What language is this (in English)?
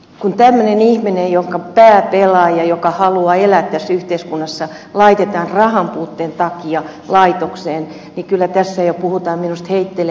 Finnish